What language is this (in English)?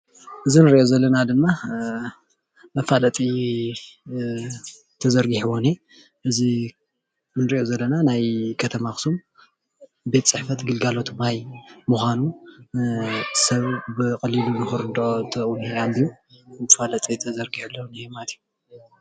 Tigrinya